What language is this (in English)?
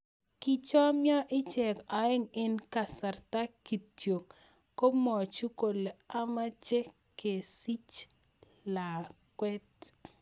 Kalenjin